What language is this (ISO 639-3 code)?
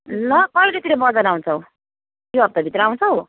nep